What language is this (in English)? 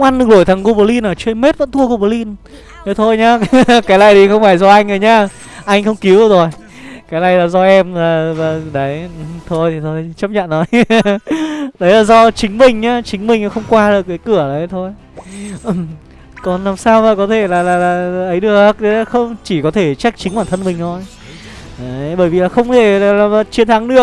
Vietnamese